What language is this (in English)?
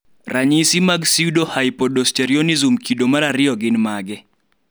Luo (Kenya and Tanzania)